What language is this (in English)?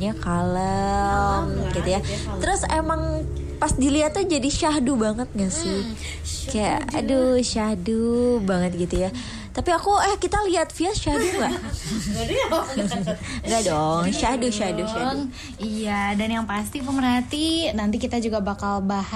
Indonesian